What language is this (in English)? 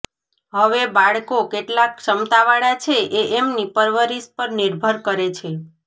Gujarati